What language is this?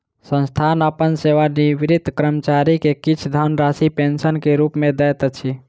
Maithili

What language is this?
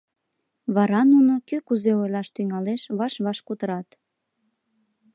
Mari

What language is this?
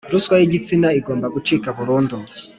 Kinyarwanda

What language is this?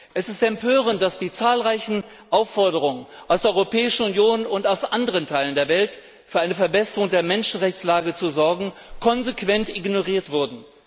German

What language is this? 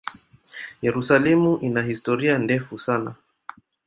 Swahili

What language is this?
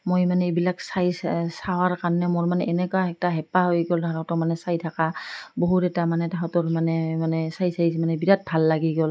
Assamese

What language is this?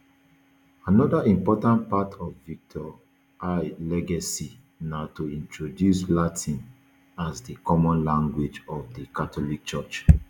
Nigerian Pidgin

